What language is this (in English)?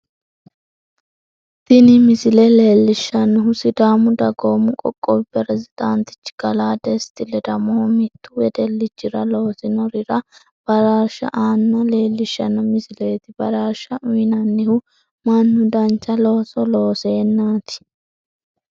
Sidamo